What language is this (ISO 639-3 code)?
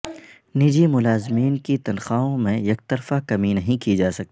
urd